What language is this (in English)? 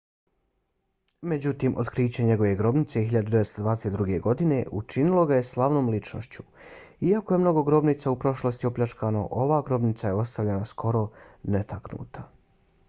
Bosnian